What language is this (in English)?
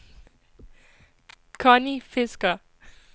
Danish